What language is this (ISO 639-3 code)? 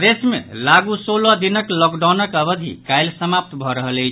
mai